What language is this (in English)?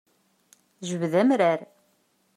Kabyle